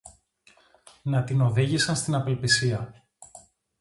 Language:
Greek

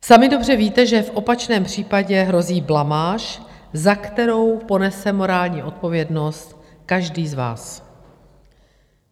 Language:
Czech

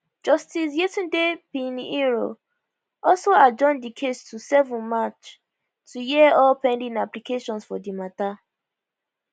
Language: Nigerian Pidgin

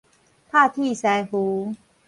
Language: Min Nan Chinese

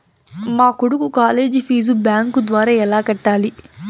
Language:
Telugu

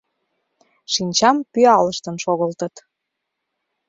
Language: Mari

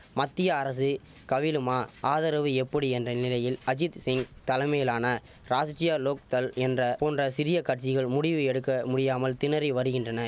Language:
Tamil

